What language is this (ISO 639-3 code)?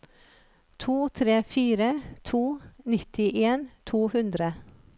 nor